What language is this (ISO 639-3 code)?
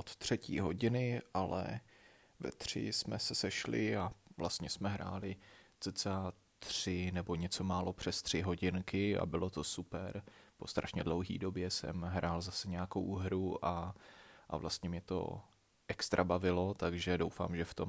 ces